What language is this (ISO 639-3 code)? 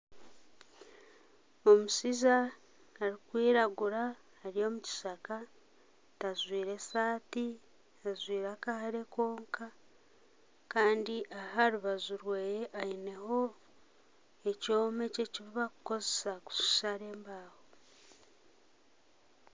nyn